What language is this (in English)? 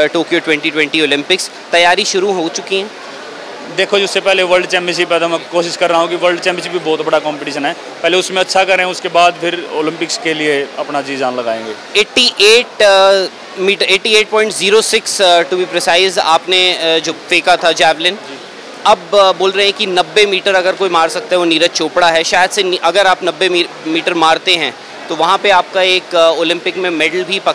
Hindi